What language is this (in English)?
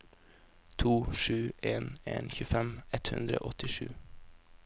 Norwegian